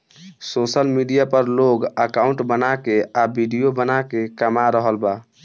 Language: Bhojpuri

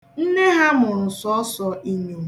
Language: Igbo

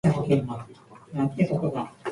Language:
Japanese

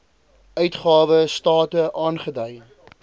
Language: Afrikaans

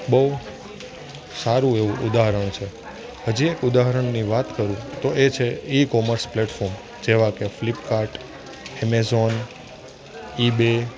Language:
Gujarati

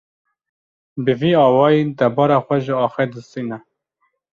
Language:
Kurdish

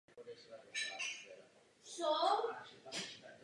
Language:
Czech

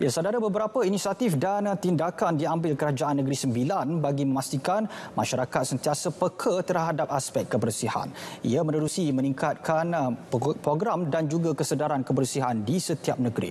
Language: Malay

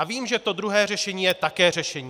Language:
Czech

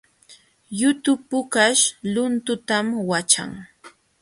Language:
Jauja Wanca Quechua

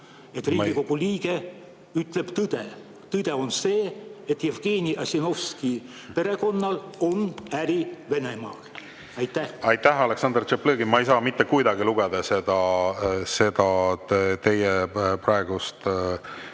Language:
Estonian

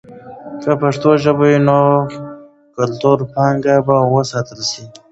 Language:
Pashto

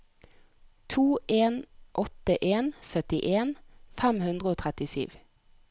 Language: Norwegian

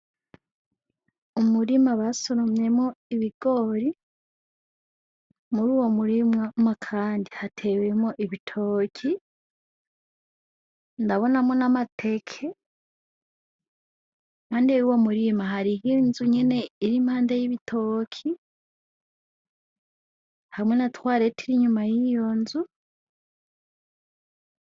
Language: Rundi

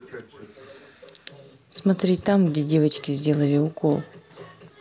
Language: Russian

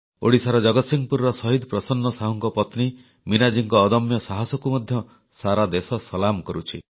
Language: Odia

